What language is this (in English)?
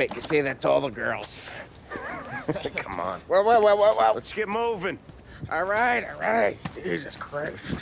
English